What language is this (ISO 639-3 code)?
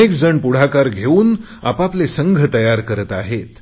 mar